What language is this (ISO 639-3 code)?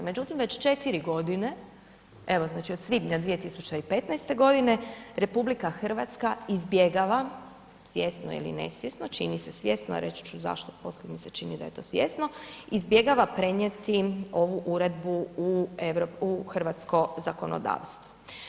hrv